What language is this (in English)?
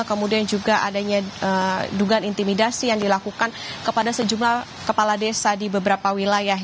Indonesian